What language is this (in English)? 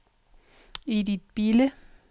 Danish